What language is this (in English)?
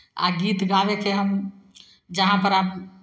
Maithili